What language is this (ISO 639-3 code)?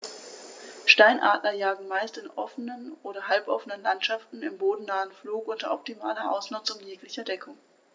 deu